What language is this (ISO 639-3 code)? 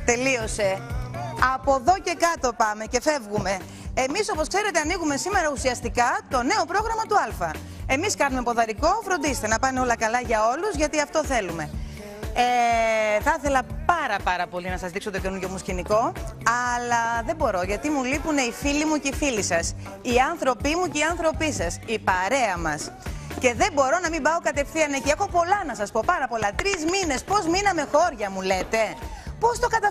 ell